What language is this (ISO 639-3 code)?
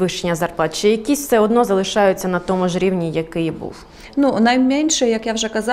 ukr